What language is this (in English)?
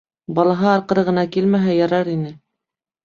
Bashkir